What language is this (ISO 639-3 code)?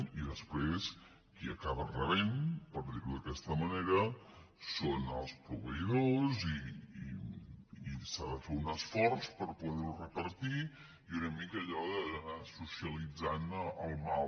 cat